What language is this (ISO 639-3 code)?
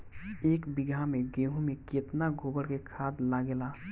bho